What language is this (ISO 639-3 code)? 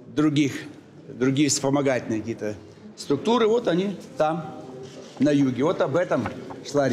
rus